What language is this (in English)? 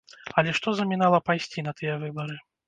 Belarusian